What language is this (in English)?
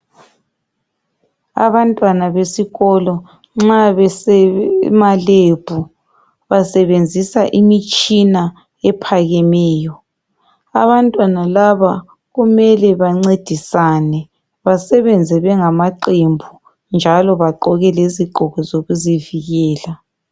North Ndebele